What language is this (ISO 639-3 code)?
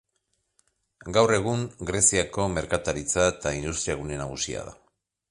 eus